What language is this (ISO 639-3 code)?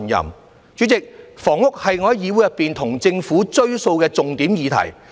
yue